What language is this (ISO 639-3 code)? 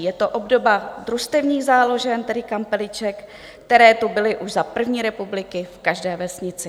ces